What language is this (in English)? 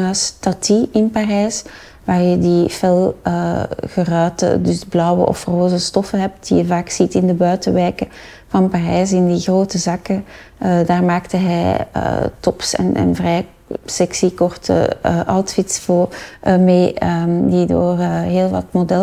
Dutch